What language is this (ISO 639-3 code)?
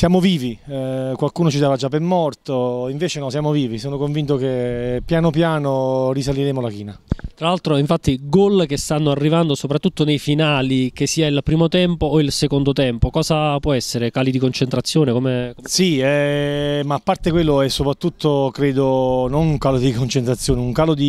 ita